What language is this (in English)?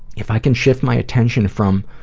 English